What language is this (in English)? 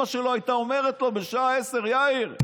Hebrew